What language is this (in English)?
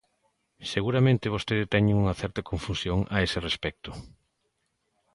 Galician